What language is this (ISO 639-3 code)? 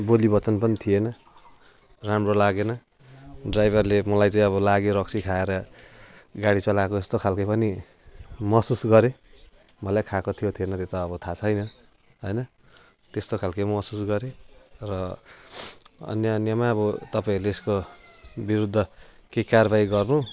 nep